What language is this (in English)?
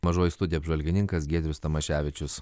Lithuanian